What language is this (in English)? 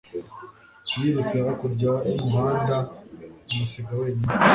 Kinyarwanda